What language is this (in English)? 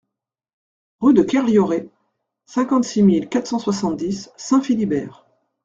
French